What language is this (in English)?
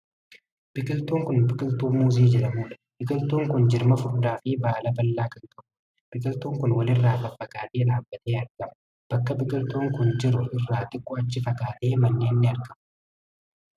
Oromo